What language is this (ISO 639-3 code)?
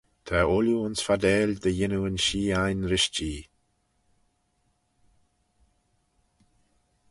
glv